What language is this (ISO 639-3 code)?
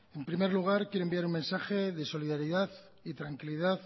spa